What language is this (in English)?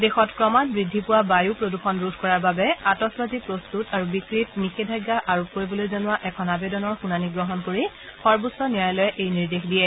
Assamese